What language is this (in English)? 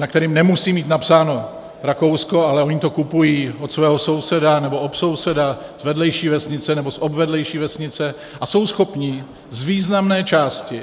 Czech